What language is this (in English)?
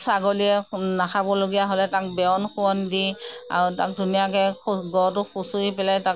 Assamese